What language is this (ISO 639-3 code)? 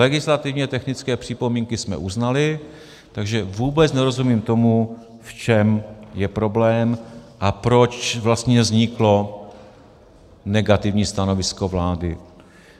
ces